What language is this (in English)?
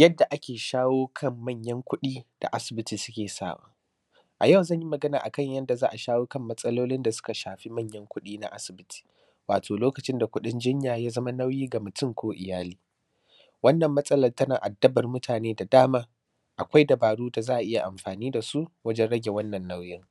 Hausa